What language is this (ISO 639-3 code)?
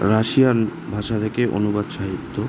ben